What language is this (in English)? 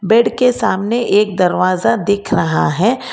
Hindi